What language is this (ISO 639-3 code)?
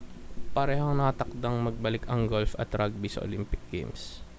fil